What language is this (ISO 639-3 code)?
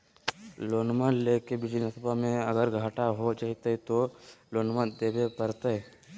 mag